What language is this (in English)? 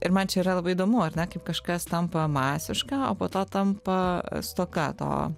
Lithuanian